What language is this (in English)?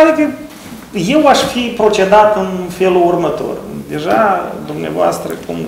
Romanian